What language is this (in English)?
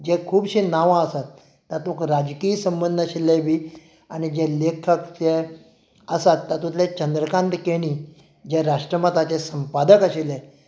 Konkani